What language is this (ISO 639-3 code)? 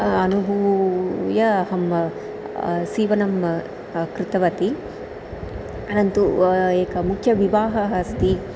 san